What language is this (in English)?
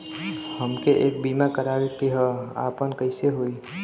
Bhojpuri